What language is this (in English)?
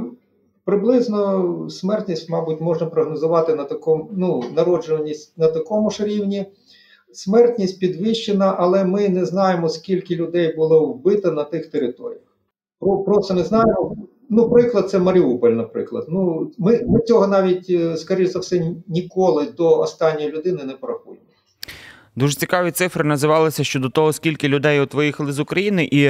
Ukrainian